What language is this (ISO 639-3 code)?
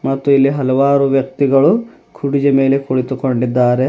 kan